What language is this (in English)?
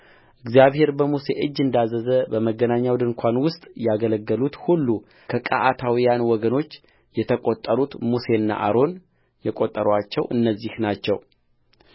Amharic